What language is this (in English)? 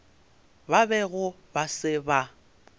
Northern Sotho